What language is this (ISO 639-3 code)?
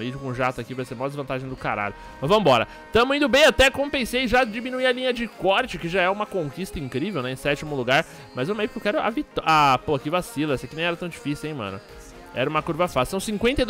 por